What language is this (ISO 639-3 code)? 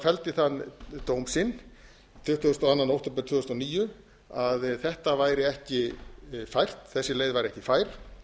isl